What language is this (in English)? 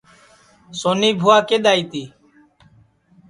Sansi